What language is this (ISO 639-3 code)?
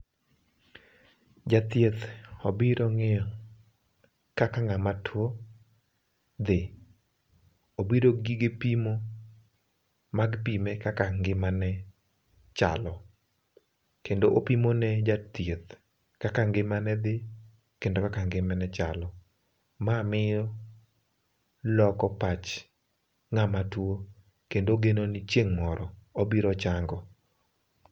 luo